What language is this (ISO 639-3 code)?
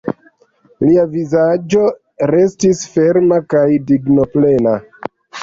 epo